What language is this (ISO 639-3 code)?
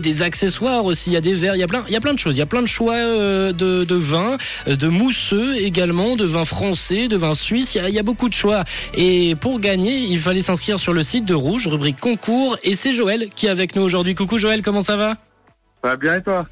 fra